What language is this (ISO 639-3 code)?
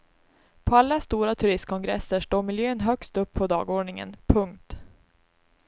swe